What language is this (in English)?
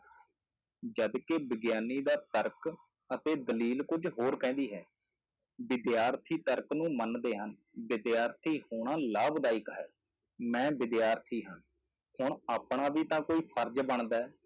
Punjabi